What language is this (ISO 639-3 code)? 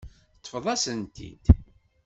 kab